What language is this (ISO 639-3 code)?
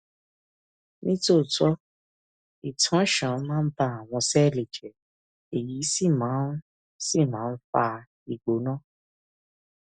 yor